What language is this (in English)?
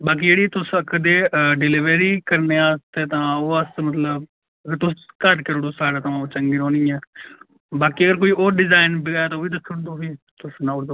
Dogri